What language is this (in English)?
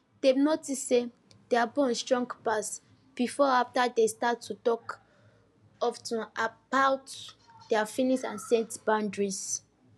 Nigerian Pidgin